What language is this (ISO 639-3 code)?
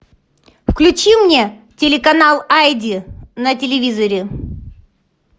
rus